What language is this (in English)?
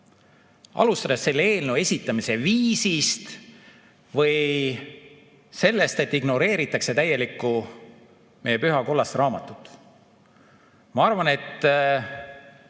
Estonian